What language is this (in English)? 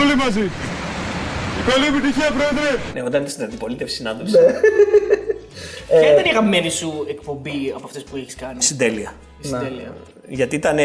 Greek